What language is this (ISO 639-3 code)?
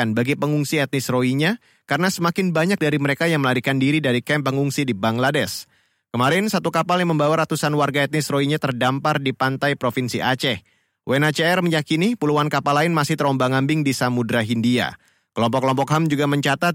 ind